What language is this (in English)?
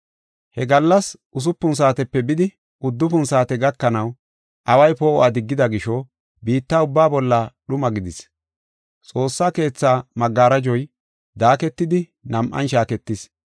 Gofa